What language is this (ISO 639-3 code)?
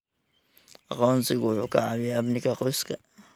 som